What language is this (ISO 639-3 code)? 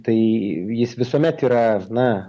lit